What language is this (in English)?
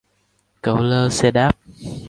Vietnamese